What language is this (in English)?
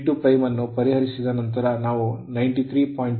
Kannada